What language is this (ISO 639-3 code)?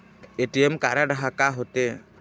hne